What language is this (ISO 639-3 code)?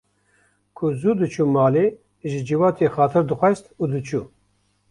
kur